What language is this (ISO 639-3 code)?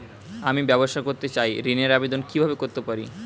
ben